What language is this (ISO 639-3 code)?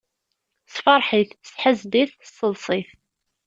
kab